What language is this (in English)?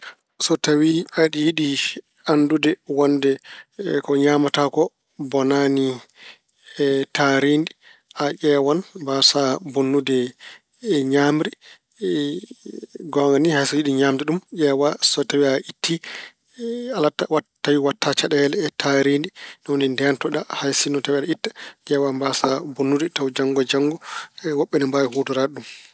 Fula